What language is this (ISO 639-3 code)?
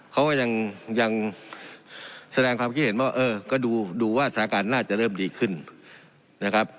tha